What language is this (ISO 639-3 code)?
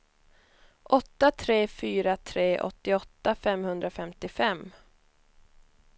swe